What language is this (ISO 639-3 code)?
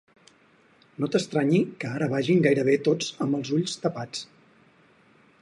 cat